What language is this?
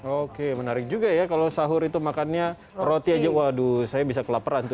Indonesian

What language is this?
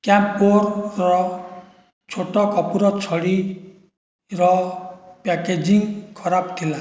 Odia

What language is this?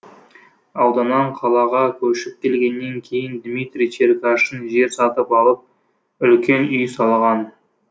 Kazakh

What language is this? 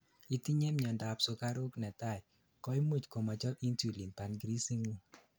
Kalenjin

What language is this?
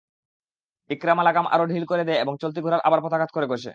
Bangla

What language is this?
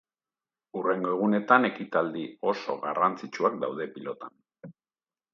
Basque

